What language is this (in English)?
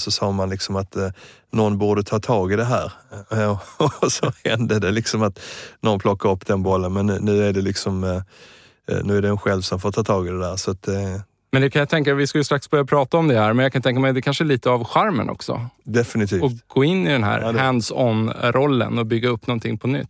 Swedish